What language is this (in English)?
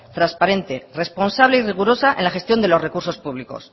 Spanish